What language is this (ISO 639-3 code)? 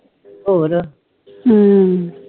pan